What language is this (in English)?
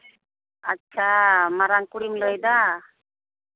Santali